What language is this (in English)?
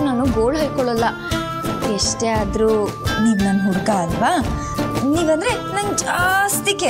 Romanian